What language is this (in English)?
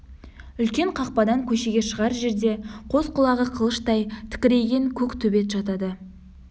Kazakh